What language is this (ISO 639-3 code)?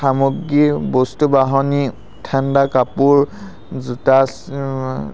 asm